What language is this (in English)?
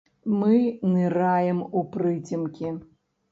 Belarusian